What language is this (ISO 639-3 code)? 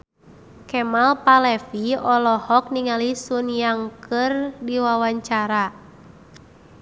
sun